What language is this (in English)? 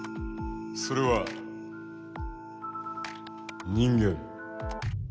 Japanese